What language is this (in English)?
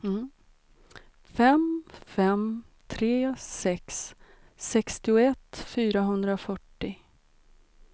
Swedish